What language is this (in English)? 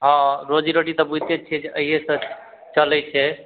Maithili